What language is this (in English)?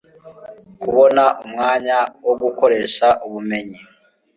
Kinyarwanda